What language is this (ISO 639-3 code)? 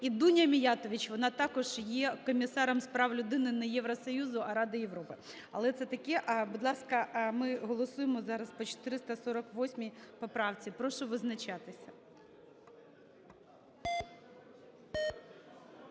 ukr